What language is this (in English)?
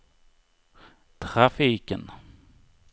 Swedish